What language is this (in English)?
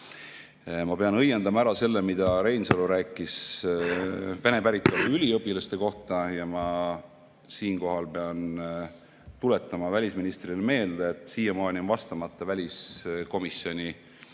Estonian